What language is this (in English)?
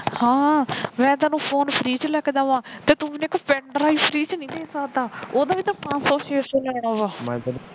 Punjabi